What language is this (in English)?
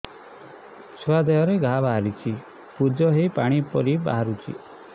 Odia